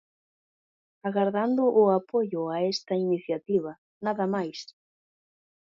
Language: Galician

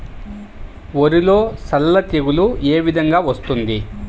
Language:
Telugu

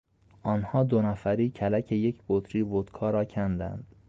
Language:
Persian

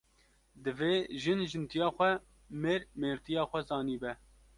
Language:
Kurdish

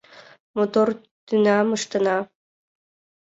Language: Mari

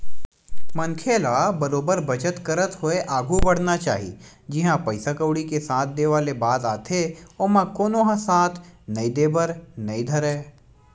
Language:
Chhattisgarhi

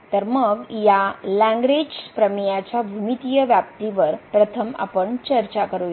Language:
Marathi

